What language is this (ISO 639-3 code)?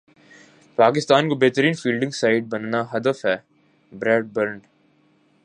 urd